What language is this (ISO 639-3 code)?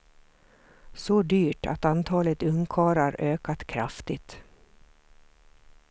swe